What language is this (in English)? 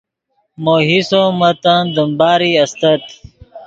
Yidgha